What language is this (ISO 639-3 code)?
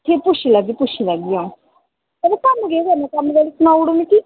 doi